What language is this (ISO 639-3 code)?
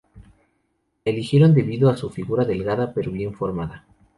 spa